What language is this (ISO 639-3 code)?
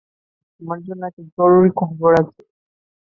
ben